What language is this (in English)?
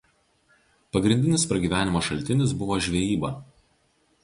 Lithuanian